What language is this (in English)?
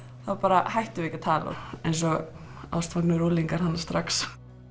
Icelandic